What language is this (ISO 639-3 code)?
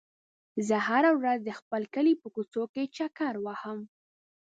pus